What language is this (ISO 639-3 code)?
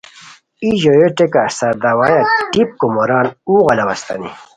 khw